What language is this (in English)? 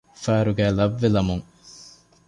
Divehi